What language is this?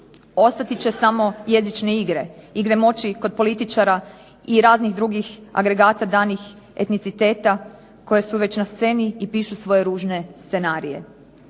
Croatian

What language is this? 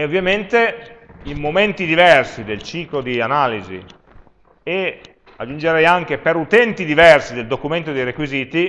Italian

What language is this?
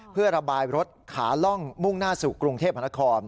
Thai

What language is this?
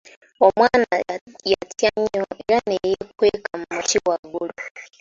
Ganda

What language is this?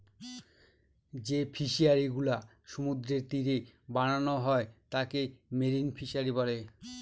Bangla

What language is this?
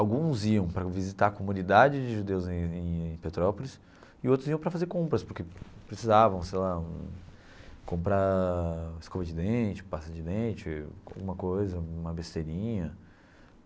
Portuguese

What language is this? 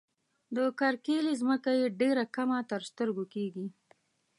Pashto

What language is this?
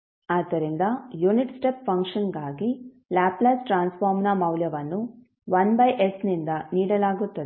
Kannada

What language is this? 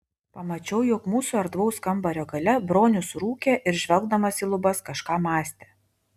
Lithuanian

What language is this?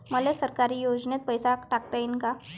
Marathi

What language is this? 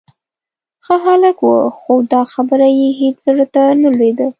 Pashto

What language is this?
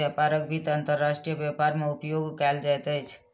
Maithili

